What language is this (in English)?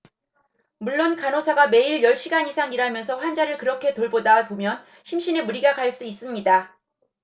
Korean